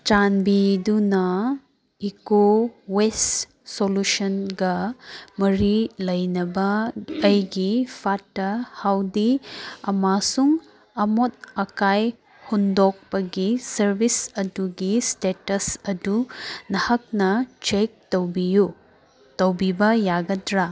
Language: Manipuri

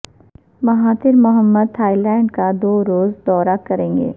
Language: Urdu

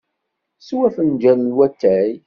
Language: Kabyle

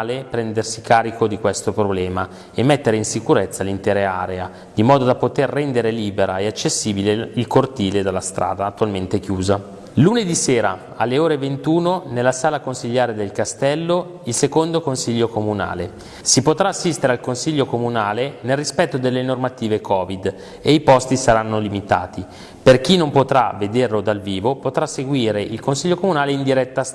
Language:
Italian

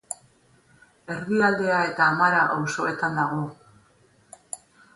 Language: Basque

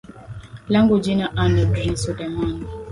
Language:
Swahili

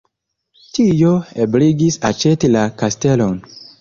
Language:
Esperanto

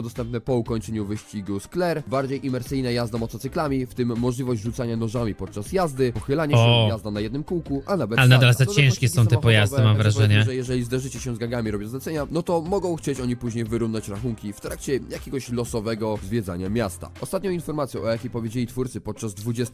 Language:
Polish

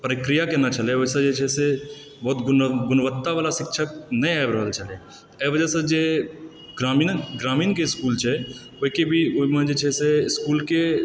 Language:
Maithili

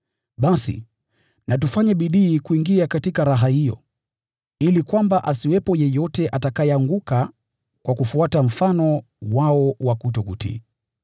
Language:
Swahili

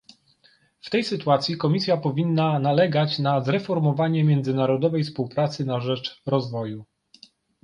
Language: Polish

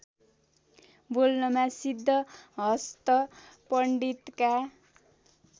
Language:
Nepali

